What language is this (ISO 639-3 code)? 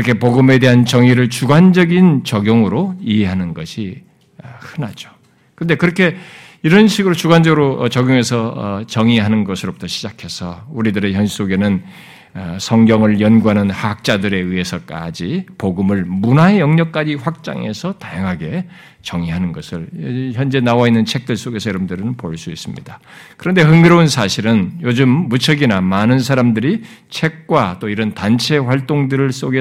kor